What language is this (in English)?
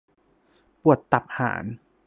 Thai